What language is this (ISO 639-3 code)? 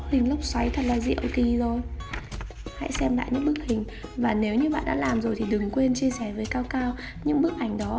vie